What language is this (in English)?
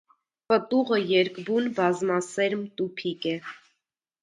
Armenian